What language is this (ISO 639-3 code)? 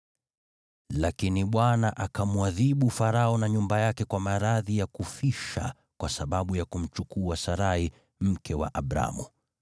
swa